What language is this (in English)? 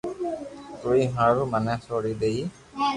Loarki